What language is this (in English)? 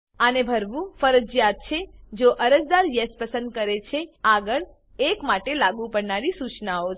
Gujarati